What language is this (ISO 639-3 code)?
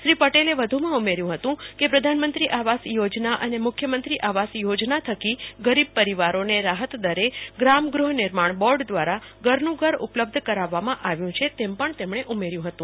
guj